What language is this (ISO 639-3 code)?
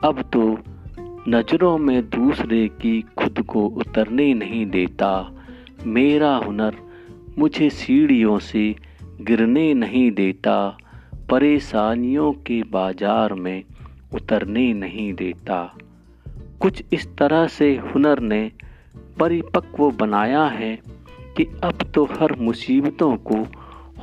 hin